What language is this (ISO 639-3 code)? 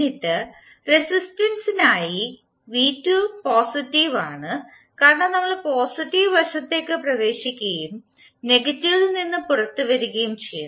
mal